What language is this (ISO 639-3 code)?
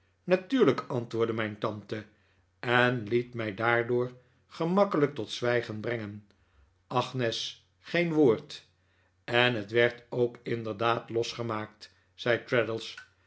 nld